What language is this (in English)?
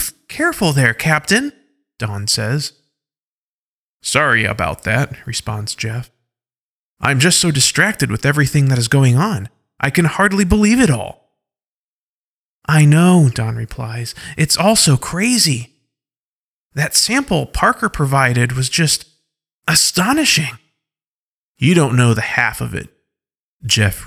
English